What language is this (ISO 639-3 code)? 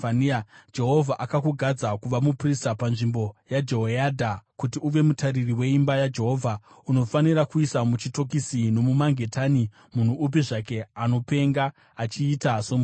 sna